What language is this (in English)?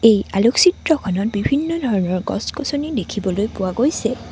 Assamese